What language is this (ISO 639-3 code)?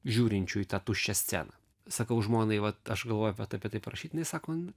lit